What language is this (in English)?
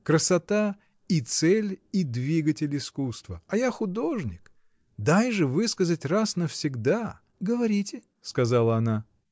Russian